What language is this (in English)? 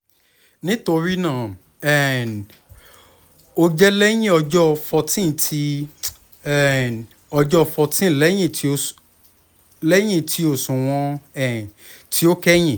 Yoruba